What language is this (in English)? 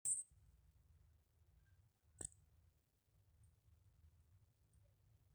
Masai